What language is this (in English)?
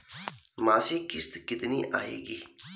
Hindi